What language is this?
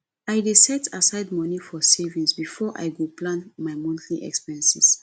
Nigerian Pidgin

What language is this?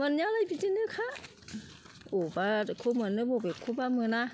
Bodo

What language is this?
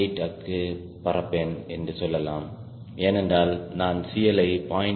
Tamil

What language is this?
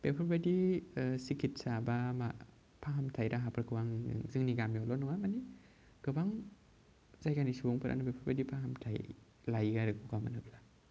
Bodo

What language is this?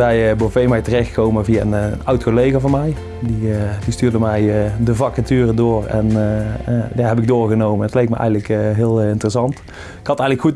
Dutch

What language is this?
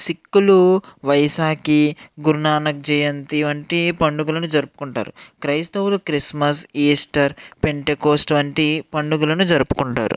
Telugu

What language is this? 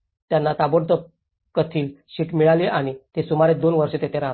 Marathi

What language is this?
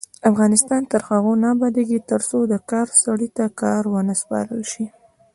Pashto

